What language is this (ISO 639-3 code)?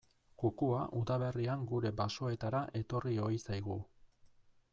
eus